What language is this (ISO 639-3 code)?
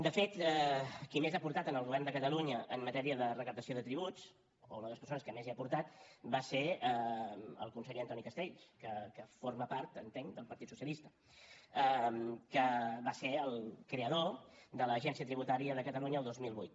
cat